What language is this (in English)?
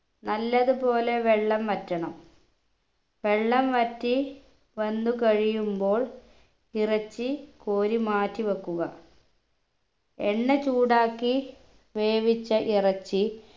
Malayalam